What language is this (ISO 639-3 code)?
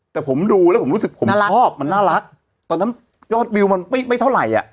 tha